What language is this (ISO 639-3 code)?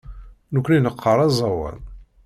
kab